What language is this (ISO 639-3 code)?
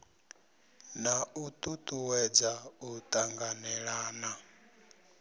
ven